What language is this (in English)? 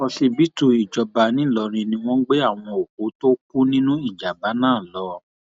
Yoruba